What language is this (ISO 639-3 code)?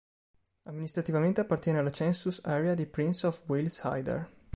ita